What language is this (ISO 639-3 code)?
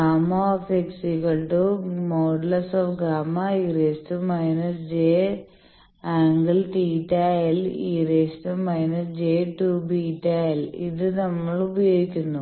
mal